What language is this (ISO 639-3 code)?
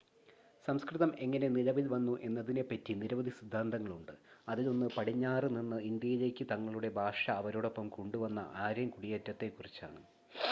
mal